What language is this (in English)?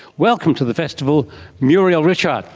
English